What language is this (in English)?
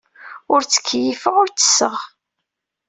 Kabyle